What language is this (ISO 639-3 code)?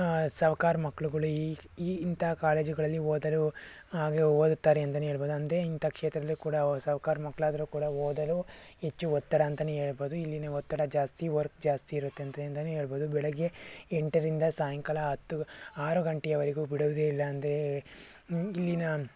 kan